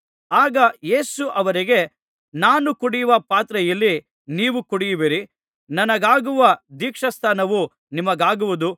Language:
Kannada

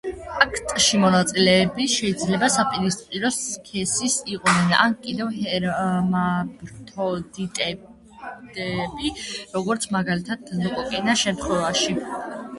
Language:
Georgian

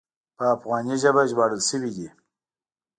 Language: Pashto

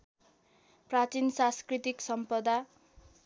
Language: Nepali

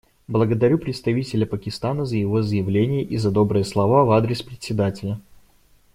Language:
Russian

